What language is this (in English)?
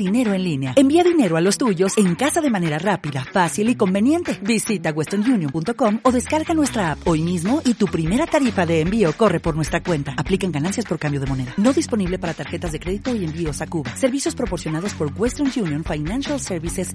Spanish